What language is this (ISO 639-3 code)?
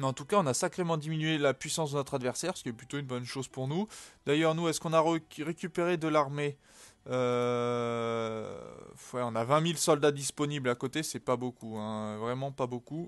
fra